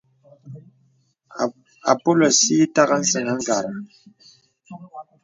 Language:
Bebele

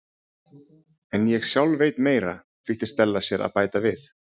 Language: Icelandic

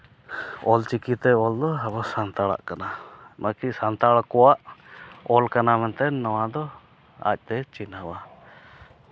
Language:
Santali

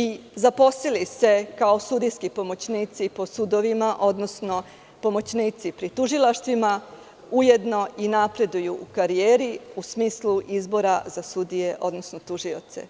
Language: Serbian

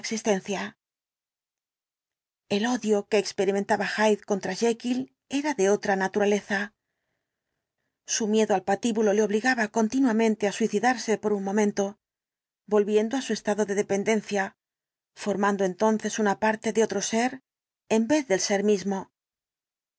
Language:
Spanish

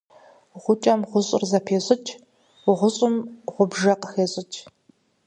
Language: Kabardian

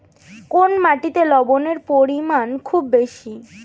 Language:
Bangla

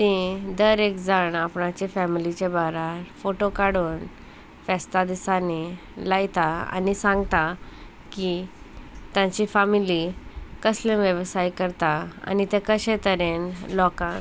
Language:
Konkani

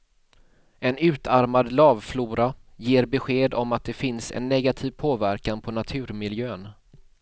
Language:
Swedish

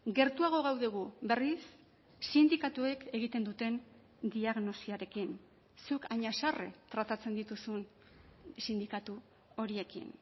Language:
Basque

